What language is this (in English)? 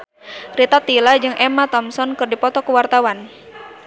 Sundanese